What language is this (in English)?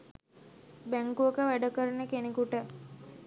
Sinhala